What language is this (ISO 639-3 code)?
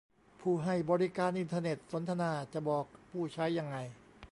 tha